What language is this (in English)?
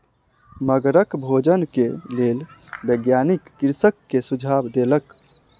Maithili